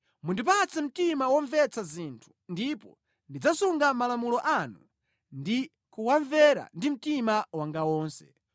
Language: Nyanja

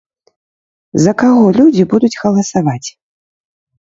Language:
Belarusian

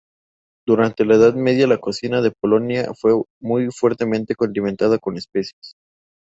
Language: Spanish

